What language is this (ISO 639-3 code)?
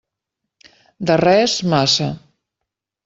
cat